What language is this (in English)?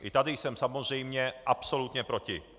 Czech